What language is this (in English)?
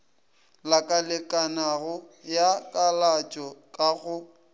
Northern Sotho